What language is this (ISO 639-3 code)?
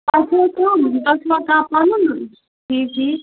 kas